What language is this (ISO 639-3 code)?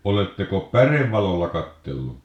fin